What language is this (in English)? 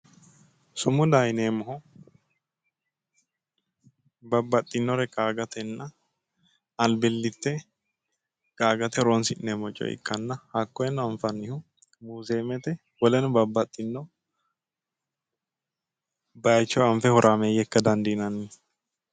Sidamo